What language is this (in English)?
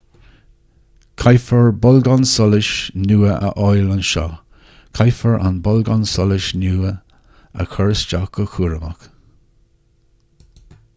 Irish